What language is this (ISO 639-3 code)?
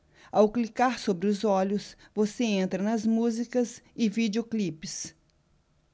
por